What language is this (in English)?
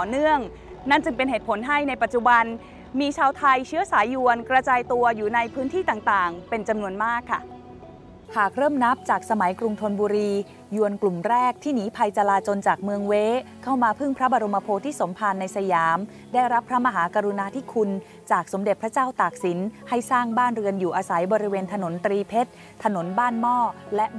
Thai